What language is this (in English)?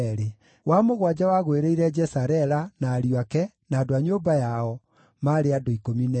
Kikuyu